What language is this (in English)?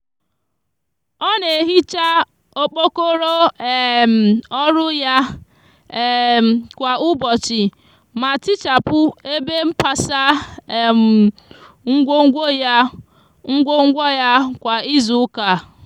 Igbo